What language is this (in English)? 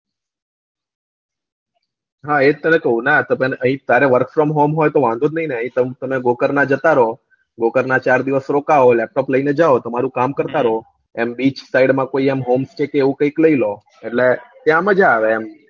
Gujarati